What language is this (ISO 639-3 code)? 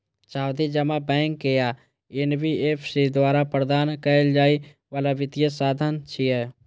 mai